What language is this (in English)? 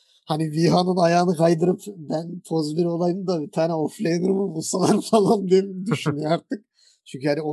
Turkish